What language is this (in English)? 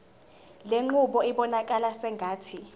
Zulu